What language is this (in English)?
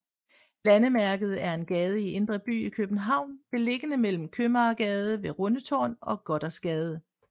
Danish